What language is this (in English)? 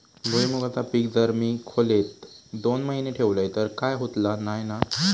Marathi